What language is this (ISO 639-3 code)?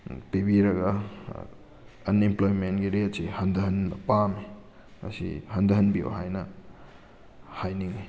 mni